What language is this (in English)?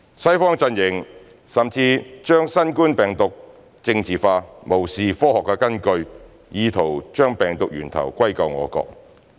Cantonese